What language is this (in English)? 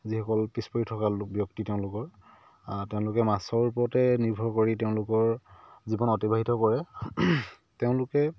Assamese